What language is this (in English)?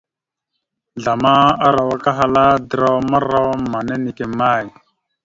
Mada (Cameroon)